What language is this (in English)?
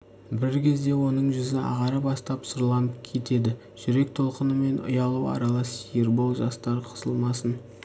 Kazakh